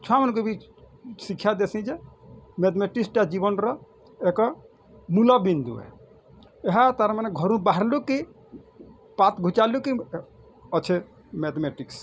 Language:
Odia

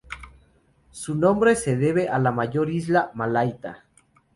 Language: Spanish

